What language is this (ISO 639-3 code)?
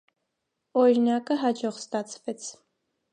hye